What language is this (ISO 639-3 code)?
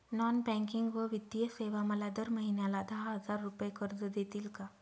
mar